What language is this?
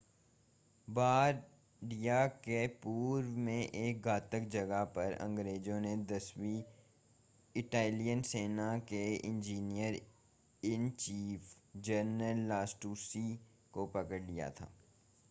Hindi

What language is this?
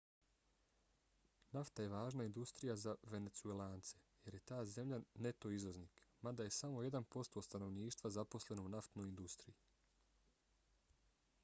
Bosnian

